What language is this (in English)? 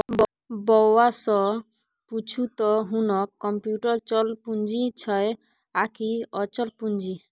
Maithili